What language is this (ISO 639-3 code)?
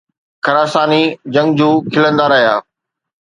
snd